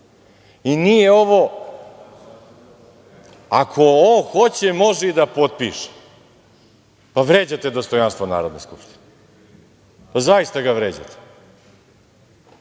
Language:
Serbian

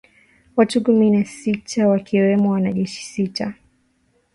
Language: Swahili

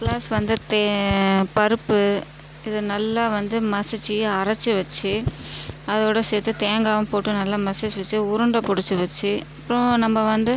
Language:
Tamil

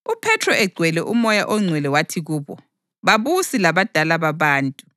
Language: North Ndebele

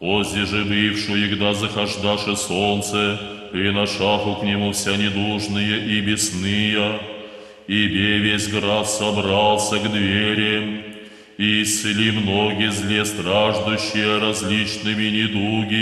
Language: Russian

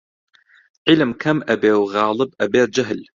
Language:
Central Kurdish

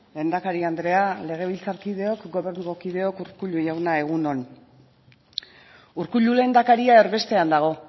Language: Basque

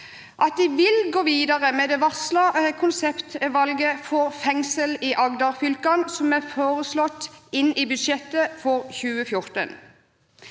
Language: Norwegian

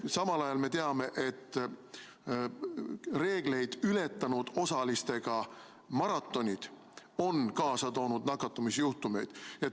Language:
Estonian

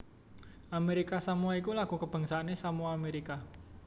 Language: Javanese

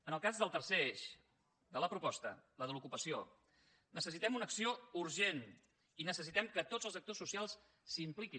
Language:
Catalan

